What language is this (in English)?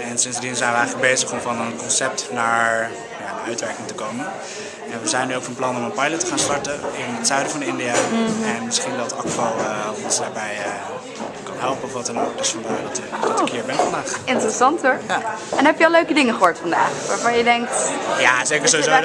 Dutch